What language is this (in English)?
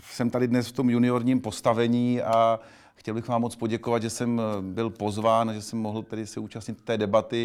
Czech